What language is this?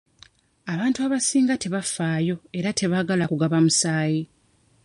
Ganda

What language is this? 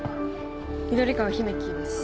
Japanese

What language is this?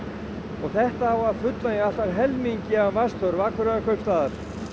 Icelandic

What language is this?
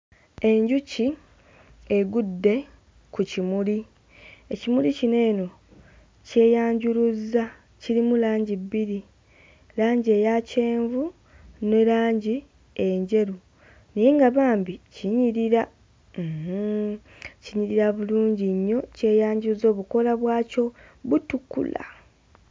Ganda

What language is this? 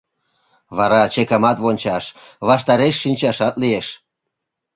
Mari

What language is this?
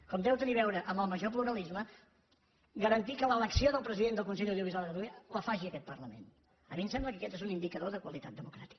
Catalan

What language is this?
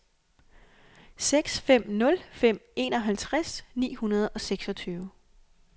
Danish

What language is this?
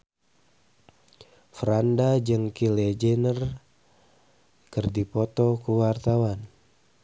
Sundanese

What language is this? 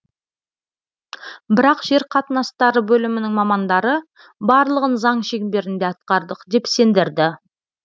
Kazakh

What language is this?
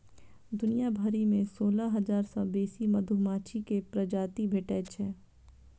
Maithili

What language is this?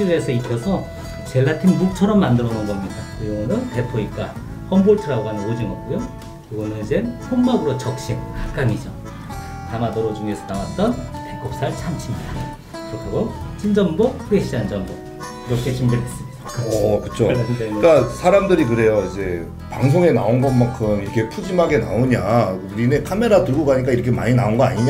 Korean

